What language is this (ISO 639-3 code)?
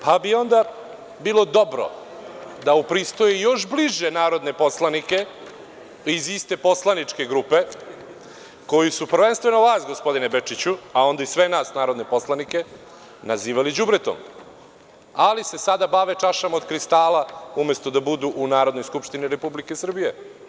srp